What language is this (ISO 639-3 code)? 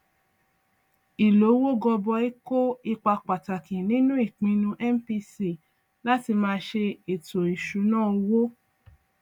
yor